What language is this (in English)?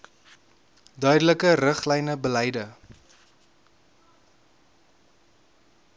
Afrikaans